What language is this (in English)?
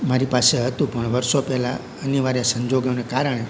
Gujarati